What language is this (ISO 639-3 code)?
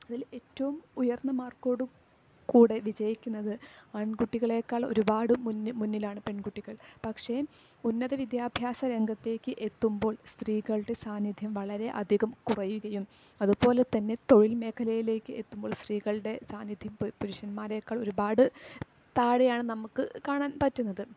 mal